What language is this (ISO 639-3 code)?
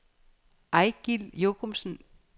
dan